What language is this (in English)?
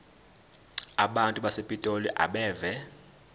Zulu